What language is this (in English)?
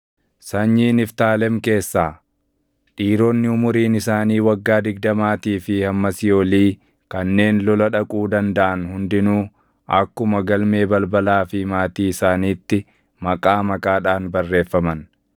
Oromo